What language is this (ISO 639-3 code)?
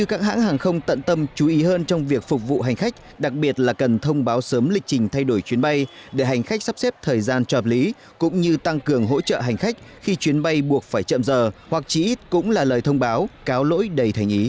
vie